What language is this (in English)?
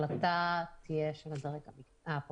Hebrew